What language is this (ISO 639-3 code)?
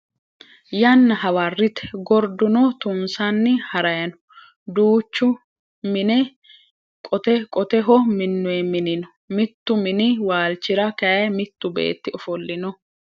sid